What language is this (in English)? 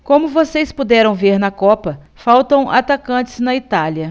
Portuguese